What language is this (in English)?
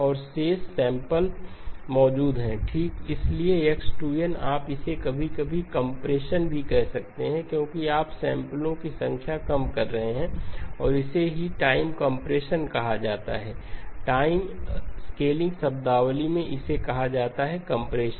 Hindi